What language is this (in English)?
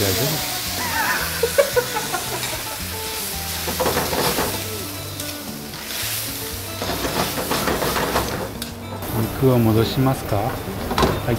Japanese